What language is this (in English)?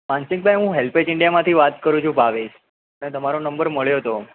Gujarati